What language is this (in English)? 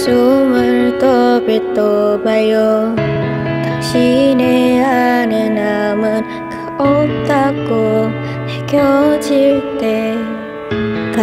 Vietnamese